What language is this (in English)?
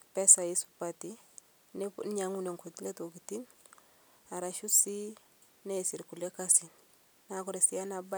Masai